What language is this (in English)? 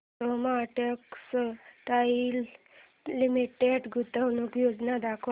Marathi